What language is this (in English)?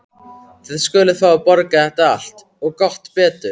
Icelandic